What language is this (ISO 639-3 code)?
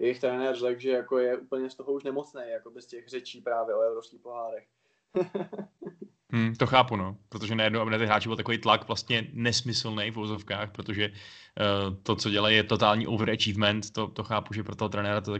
ces